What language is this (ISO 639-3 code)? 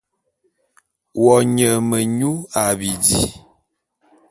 bum